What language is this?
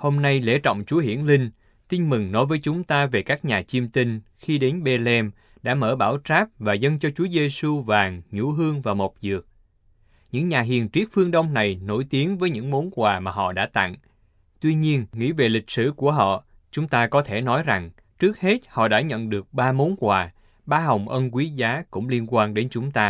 Vietnamese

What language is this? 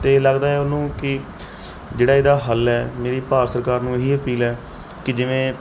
Punjabi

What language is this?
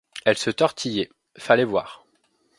French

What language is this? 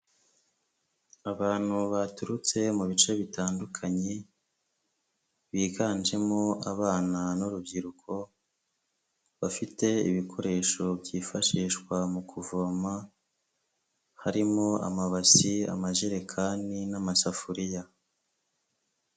Kinyarwanda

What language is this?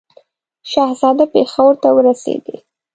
Pashto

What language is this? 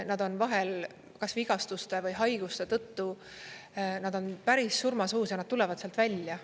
Estonian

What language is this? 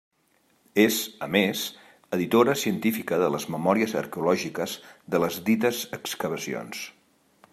Catalan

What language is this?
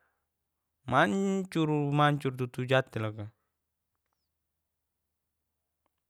Geser-Gorom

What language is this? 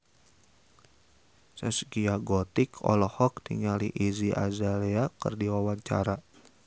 Sundanese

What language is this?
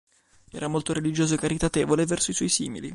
Italian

